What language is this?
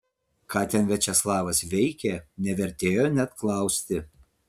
Lithuanian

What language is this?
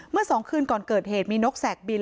Thai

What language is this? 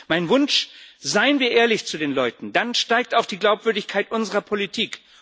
German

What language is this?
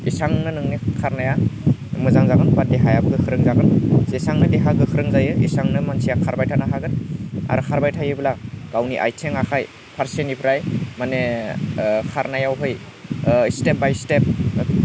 Bodo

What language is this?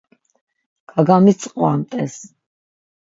Laz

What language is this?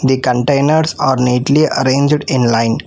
English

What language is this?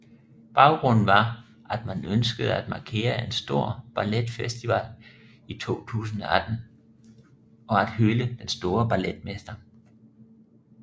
Danish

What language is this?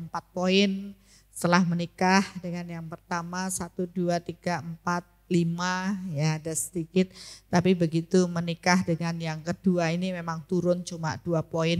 Indonesian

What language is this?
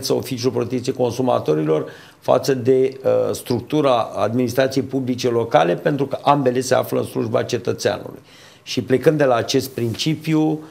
Romanian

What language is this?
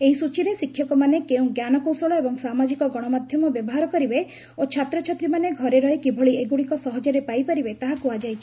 Odia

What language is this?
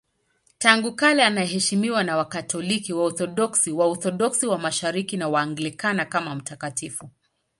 Swahili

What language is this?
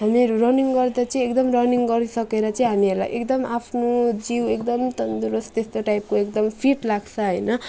Nepali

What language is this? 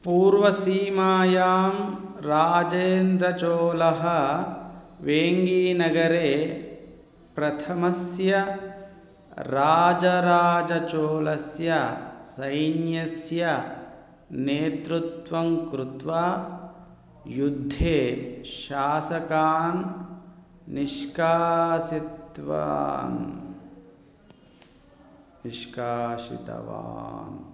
Sanskrit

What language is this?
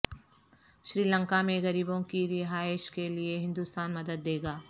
Urdu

